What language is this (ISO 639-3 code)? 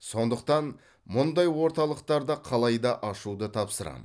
kaz